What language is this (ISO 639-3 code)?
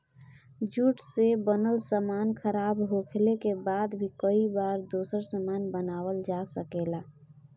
bho